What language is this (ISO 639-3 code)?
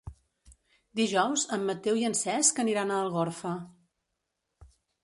cat